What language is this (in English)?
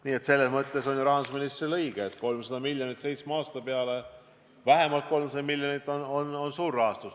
Estonian